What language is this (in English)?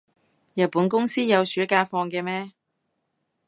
Cantonese